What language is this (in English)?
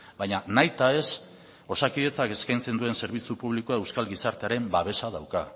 Basque